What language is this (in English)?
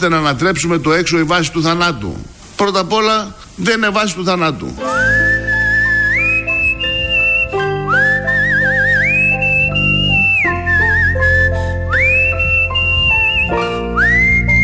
Greek